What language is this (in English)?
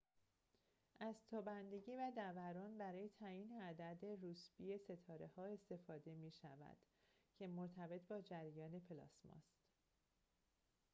Persian